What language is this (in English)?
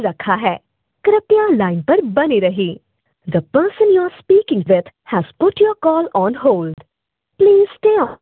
Maithili